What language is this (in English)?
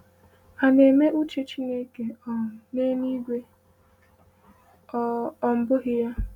Igbo